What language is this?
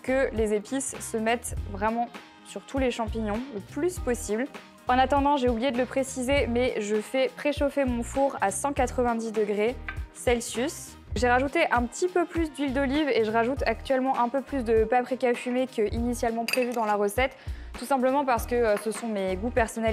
French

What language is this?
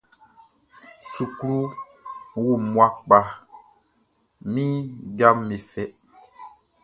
Baoulé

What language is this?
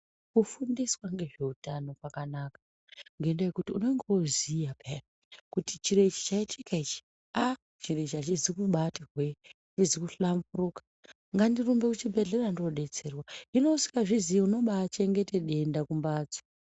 Ndau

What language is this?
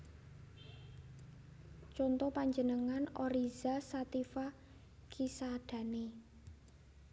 Javanese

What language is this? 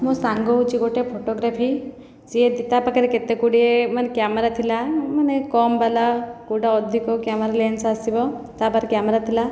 Odia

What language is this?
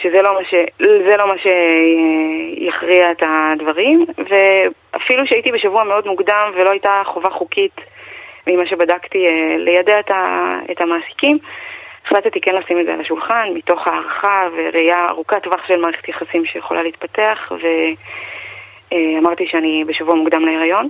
Hebrew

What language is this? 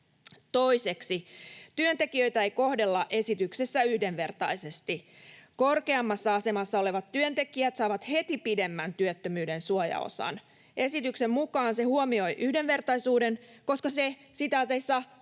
Finnish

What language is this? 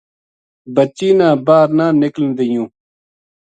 Gujari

